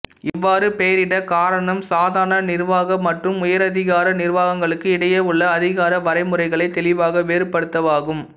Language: Tamil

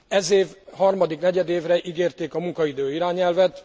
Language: Hungarian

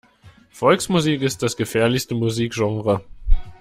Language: German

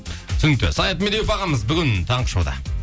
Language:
Kazakh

